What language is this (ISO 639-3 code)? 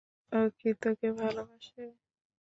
ben